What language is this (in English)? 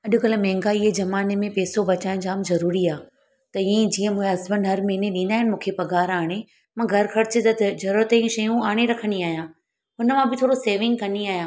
Sindhi